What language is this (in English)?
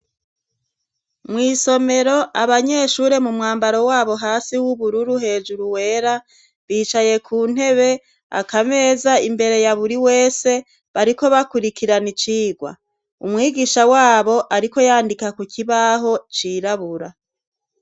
Rundi